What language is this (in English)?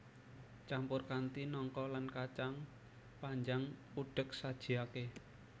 Javanese